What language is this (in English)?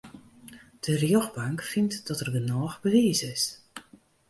Western Frisian